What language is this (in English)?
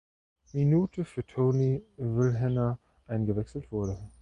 German